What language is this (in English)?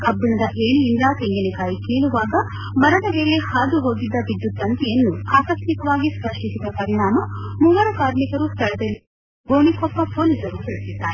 Kannada